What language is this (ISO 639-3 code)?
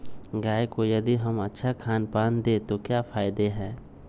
mag